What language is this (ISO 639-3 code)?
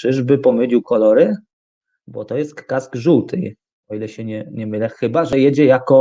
pol